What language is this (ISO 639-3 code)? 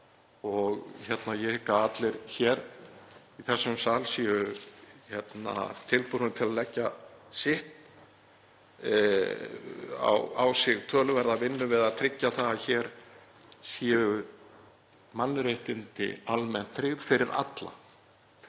isl